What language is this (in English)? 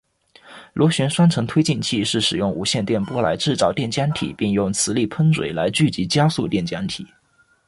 Chinese